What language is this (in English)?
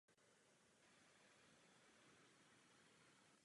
Czech